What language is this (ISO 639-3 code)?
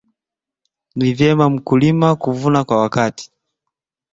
swa